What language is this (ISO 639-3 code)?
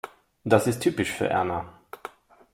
deu